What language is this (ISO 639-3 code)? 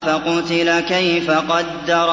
ara